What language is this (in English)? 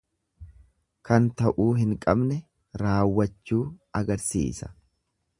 Oromo